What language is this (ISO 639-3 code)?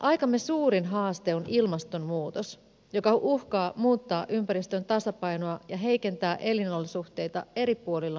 fin